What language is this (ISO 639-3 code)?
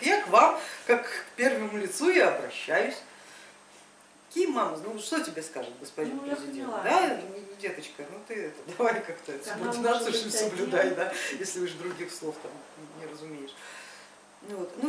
rus